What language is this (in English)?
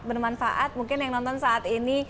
Indonesian